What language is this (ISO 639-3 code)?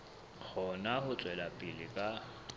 sot